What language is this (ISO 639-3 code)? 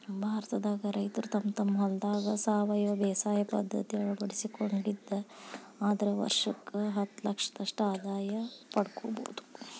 kan